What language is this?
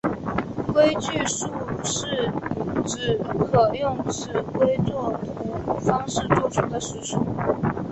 Chinese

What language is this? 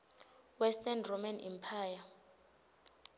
Swati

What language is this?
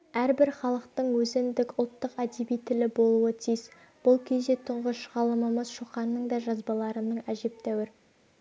Kazakh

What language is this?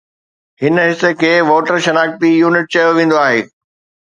Sindhi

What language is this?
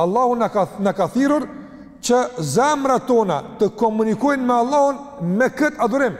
Romanian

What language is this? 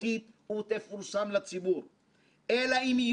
Hebrew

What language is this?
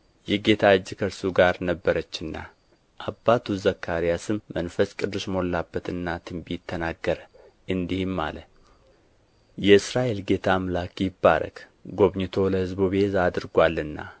Amharic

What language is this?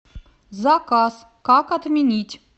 Russian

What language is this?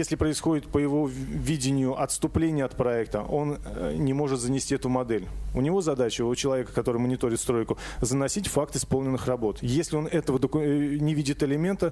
Russian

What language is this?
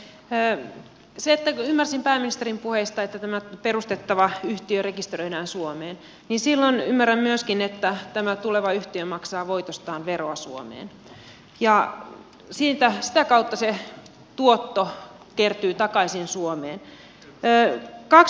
Finnish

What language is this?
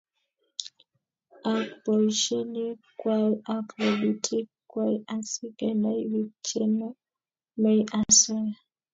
Kalenjin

